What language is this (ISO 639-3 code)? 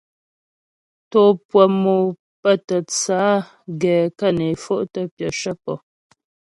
bbj